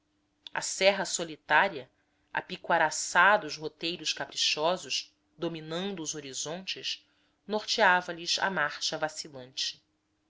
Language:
Portuguese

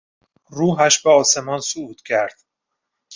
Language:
Persian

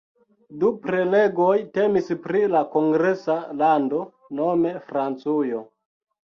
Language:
Esperanto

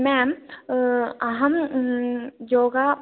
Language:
Sanskrit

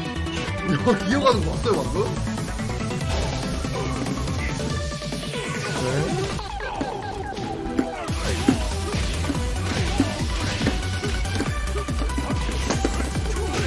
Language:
Korean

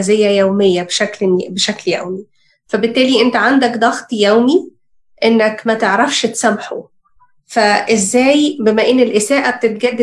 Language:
Arabic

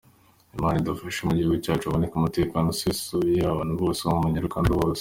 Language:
Kinyarwanda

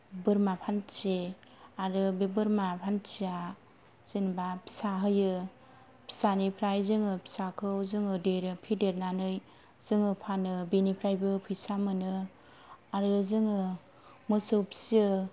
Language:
Bodo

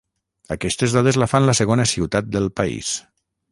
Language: Catalan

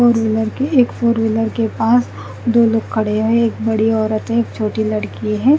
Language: Hindi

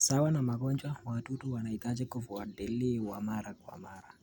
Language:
Kalenjin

